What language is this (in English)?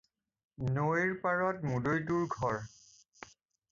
Assamese